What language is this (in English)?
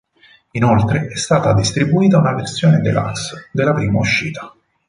Italian